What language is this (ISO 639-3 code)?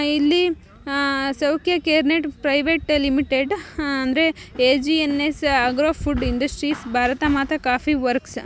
kan